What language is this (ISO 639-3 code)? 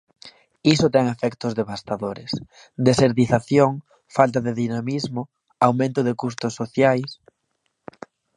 glg